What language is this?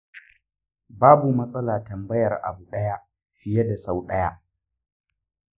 Hausa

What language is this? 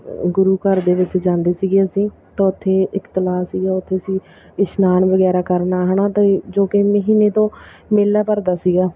Punjabi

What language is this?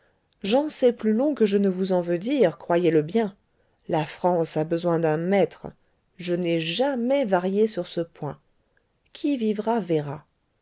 French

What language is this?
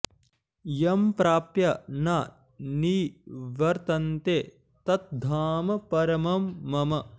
Sanskrit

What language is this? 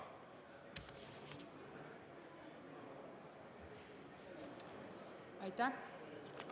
Estonian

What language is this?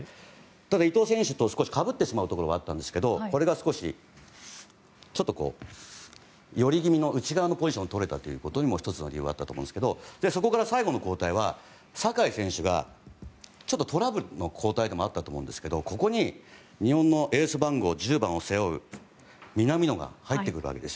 Japanese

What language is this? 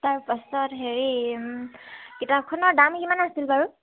Assamese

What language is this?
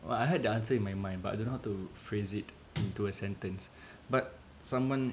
English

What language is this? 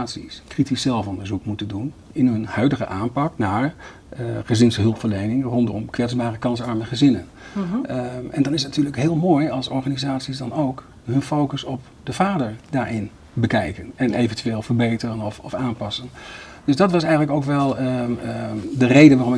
Dutch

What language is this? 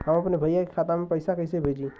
Bhojpuri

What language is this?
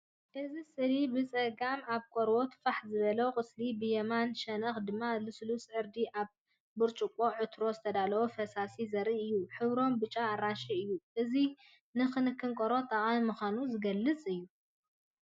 Tigrinya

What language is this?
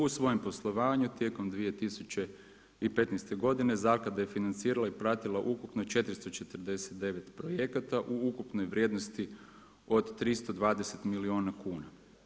Croatian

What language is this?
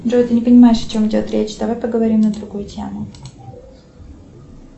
Russian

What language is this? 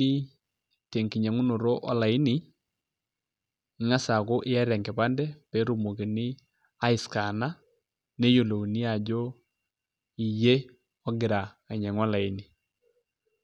Masai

